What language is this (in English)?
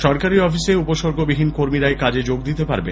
Bangla